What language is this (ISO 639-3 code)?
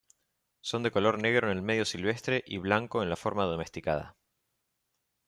spa